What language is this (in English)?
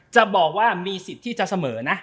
Thai